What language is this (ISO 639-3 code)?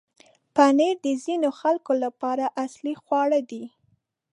pus